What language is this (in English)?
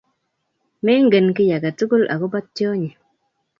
Kalenjin